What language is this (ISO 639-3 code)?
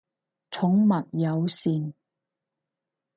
yue